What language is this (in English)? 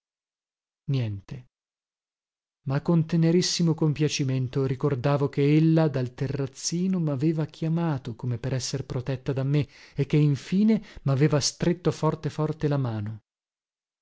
Italian